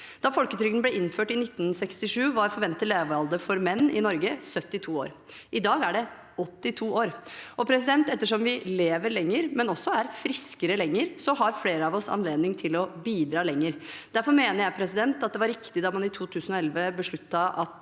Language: Norwegian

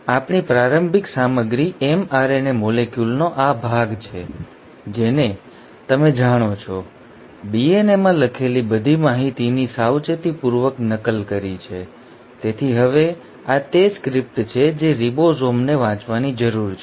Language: Gujarati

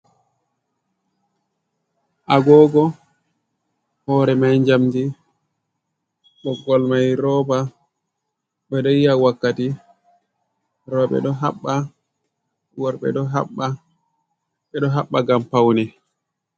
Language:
Fula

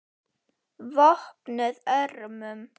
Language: Icelandic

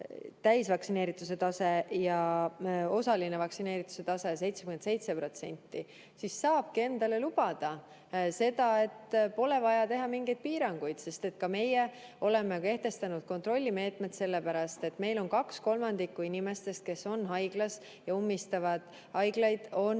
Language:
Estonian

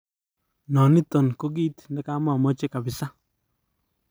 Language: Kalenjin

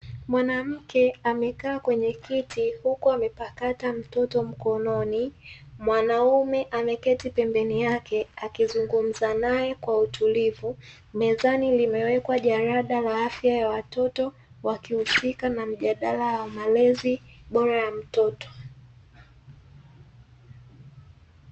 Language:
Swahili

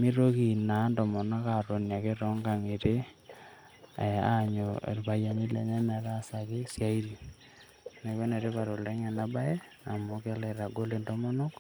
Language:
Masai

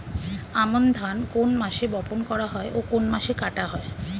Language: Bangla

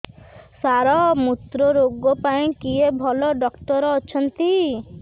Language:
Odia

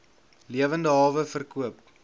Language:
Afrikaans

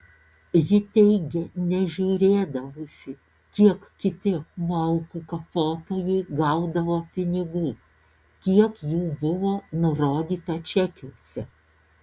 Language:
Lithuanian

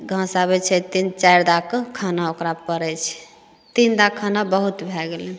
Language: Maithili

